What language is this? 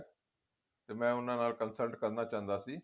Punjabi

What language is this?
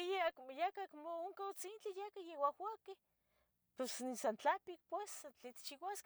Tetelcingo Nahuatl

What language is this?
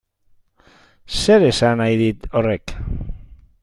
Basque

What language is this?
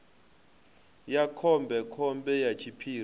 Venda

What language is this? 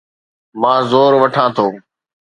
Sindhi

